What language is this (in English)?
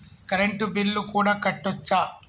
Telugu